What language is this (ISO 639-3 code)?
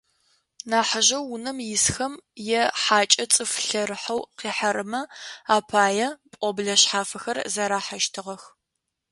ady